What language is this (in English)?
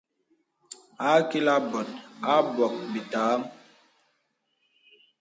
Bebele